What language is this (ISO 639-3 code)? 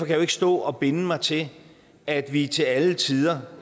dan